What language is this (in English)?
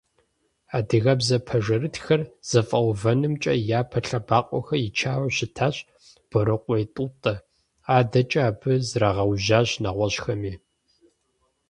Kabardian